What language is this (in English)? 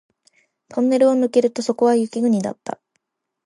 Japanese